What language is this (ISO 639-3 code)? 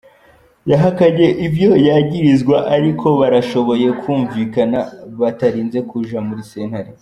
kin